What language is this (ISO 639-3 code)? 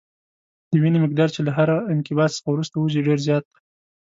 pus